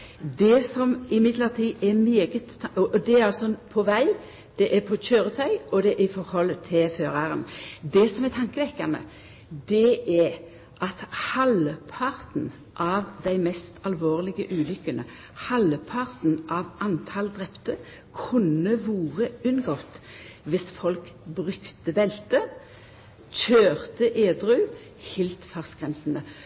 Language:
Norwegian Nynorsk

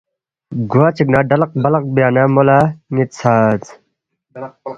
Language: Balti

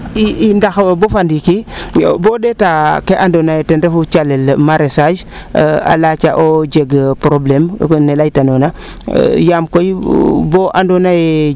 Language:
Serer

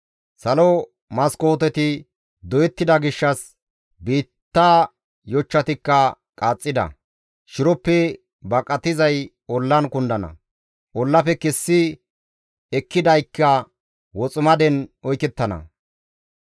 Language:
Gamo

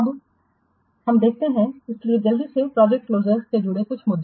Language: Hindi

